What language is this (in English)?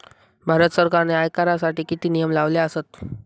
Marathi